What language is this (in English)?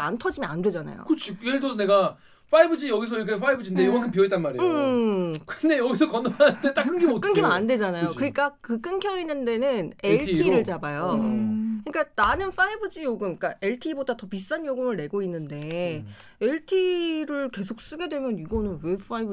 Korean